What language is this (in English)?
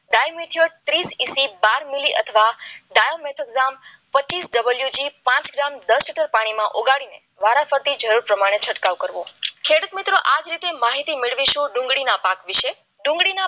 Gujarati